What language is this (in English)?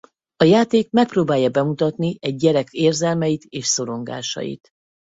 Hungarian